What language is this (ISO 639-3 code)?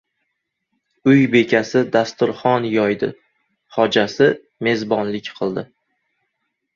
uzb